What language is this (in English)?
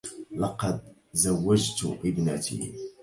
Arabic